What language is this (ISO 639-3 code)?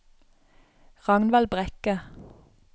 nor